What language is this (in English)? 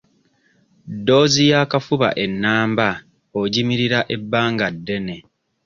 Ganda